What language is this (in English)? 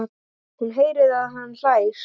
Icelandic